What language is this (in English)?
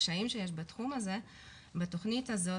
Hebrew